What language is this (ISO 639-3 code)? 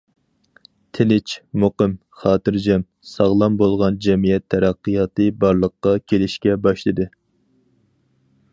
uig